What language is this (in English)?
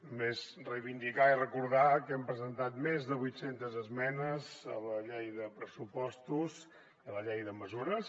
Catalan